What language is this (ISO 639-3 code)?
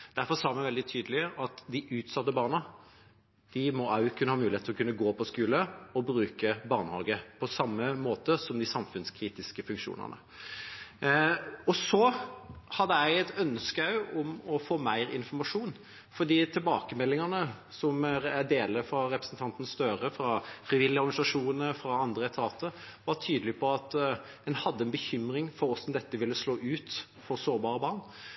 nob